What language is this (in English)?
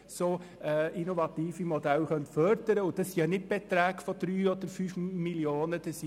Swiss German